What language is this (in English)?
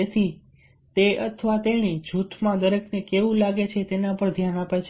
Gujarati